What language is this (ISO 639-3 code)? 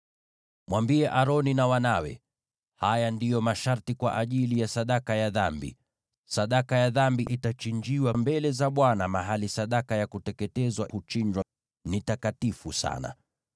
swa